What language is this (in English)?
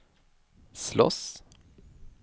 Swedish